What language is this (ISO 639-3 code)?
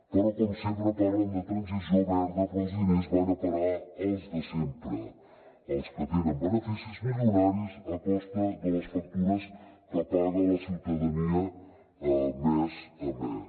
cat